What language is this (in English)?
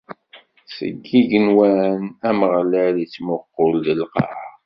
Kabyle